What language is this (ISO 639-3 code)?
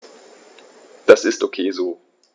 deu